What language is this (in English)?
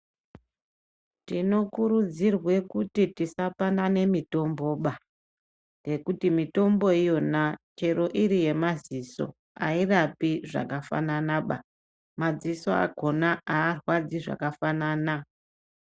Ndau